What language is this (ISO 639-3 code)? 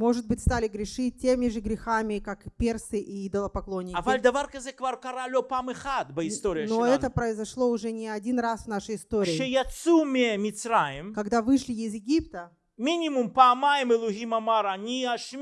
rus